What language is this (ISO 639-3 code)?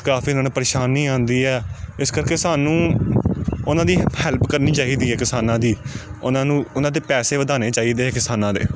pan